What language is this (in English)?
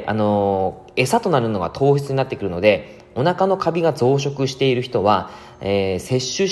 Japanese